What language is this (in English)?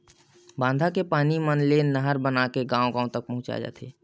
Chhattisgarhi